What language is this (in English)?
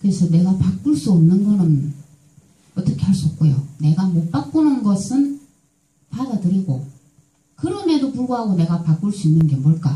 Korean